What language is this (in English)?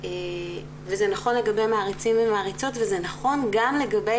Hebrew